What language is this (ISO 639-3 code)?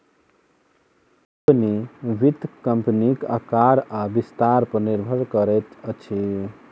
mai